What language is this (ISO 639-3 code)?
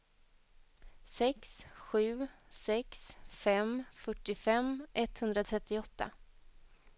swe